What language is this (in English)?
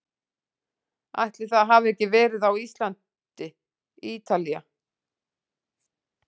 Icelandic